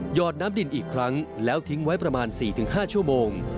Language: Thai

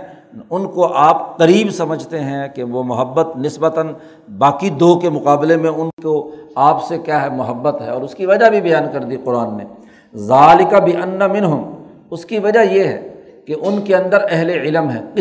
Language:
Urdu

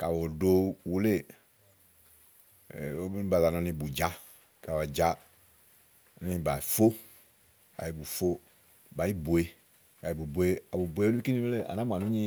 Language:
Igo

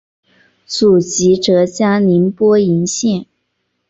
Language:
Chinese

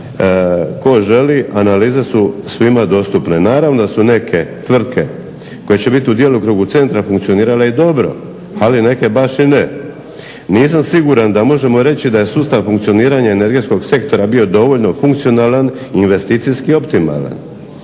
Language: Croatian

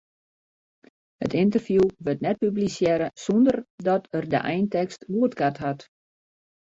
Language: Western Frisian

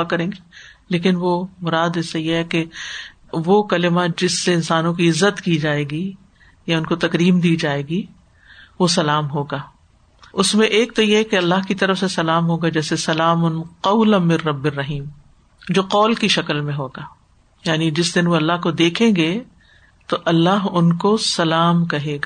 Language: Urdu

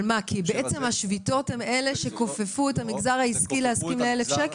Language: Hebrew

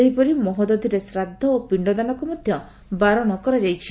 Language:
Odia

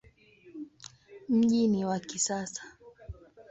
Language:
Swahili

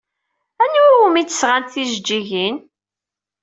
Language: Kabyle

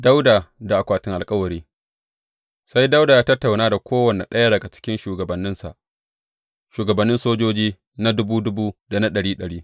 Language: Hausa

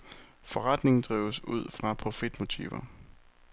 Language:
Danish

